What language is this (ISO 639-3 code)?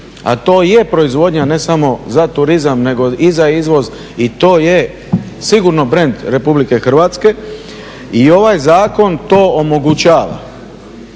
hrv